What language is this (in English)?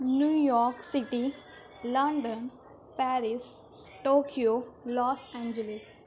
Urdu